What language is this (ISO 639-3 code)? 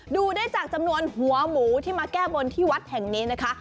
tha